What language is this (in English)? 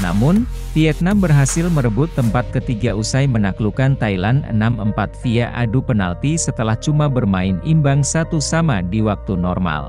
Indonesian